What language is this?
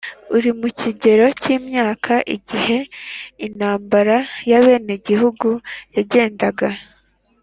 Kinyarwanda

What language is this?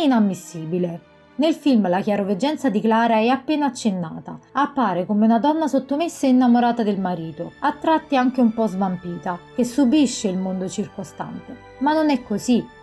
Italian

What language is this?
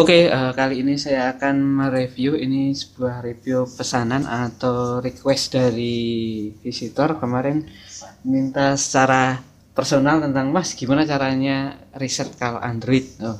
Indonesian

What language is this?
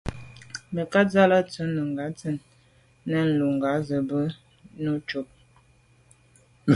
Medumba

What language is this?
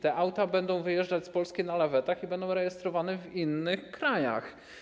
Polish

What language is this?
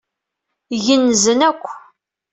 Kabyle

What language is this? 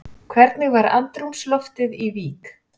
Icelandic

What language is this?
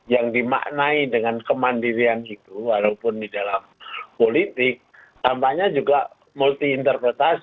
Indonesian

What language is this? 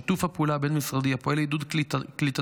Hebrew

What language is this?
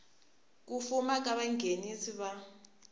Tsonga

